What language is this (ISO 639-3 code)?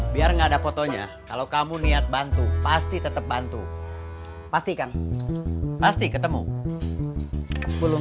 ind